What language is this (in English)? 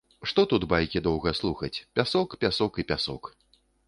Belarusian